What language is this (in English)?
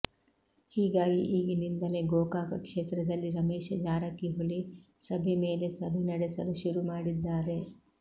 Kannada